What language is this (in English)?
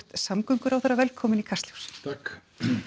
Icelandic